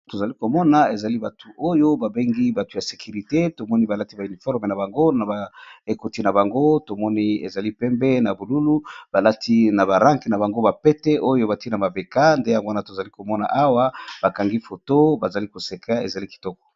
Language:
Lingala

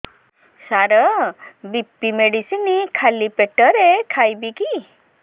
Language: Odia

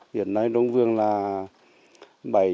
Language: Vietnamese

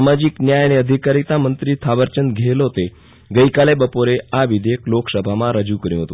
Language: Gujarati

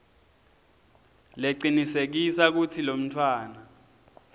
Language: Swati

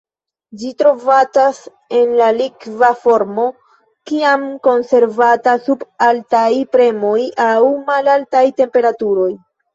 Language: Esperanto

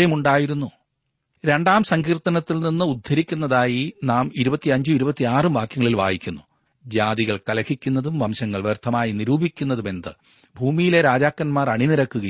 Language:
Malayalam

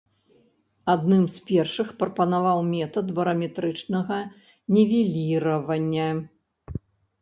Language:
Belarusian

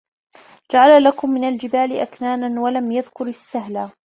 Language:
Arabic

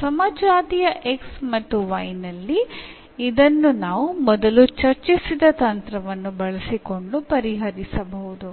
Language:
Kannada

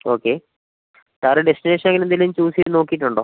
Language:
Malayalam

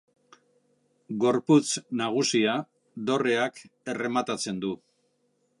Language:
Basque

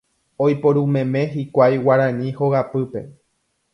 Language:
Guarani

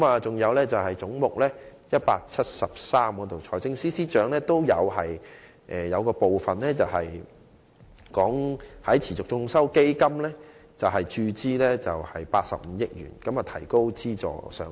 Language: Cantonese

